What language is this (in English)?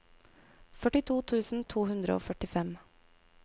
Norwegian